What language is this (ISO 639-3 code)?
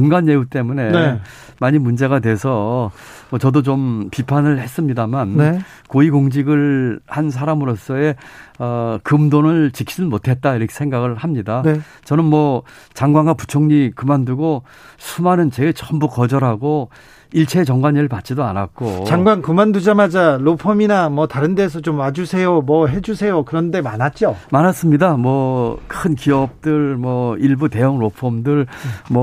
kor